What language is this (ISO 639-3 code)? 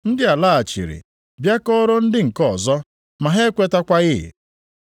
ibo